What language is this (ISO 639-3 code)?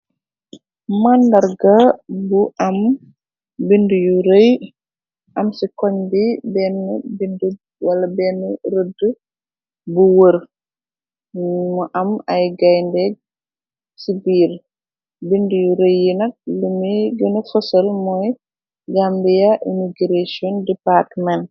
wol